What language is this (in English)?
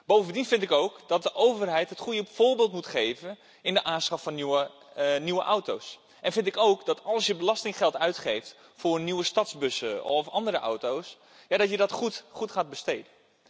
Dutch